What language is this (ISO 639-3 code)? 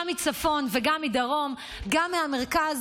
heb